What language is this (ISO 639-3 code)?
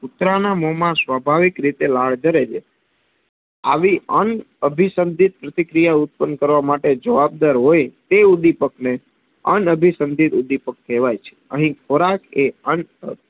guj